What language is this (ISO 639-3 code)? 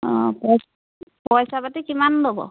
asm